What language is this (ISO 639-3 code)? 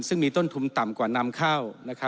tha